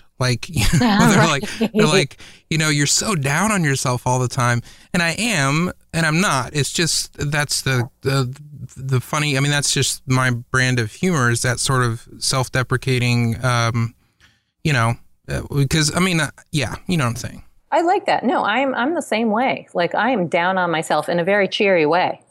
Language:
English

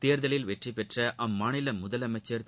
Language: Tamil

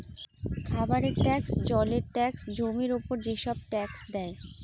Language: Bangla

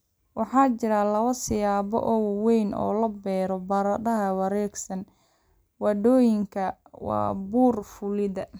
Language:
Somali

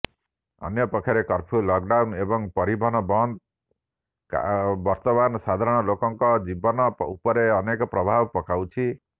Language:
Odia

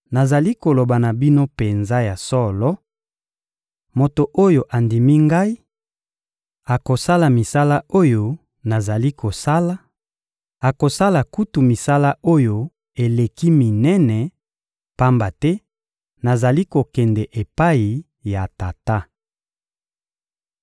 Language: Lingala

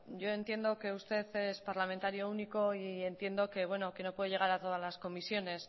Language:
Spanish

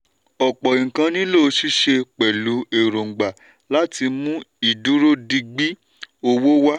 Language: Yoruba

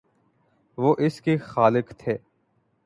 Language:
Urdu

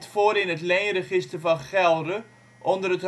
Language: Dutch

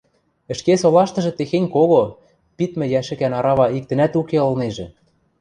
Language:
Western Mari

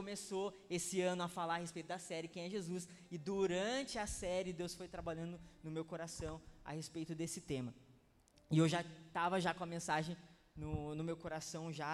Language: Portuguese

